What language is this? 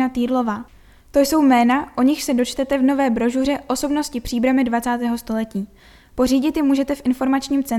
Czech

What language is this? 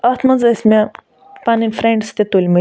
Kashmiri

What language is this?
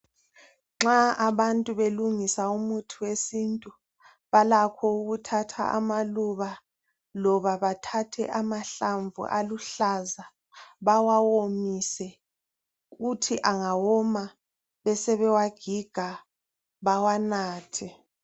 North Ndebele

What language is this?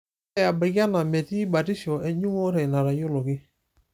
Masai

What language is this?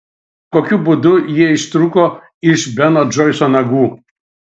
Lithuanian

